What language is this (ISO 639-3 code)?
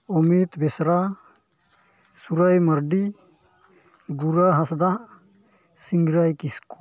sat